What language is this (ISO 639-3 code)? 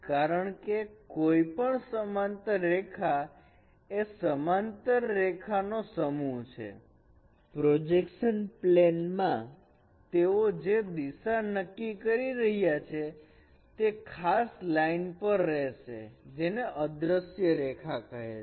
guj